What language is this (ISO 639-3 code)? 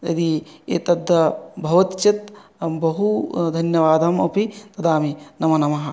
san